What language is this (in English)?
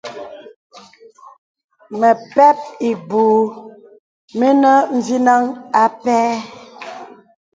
Bebele